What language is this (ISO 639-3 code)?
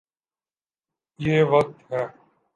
urd